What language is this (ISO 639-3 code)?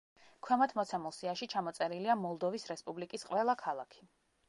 kat